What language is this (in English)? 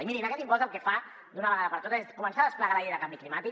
Catalan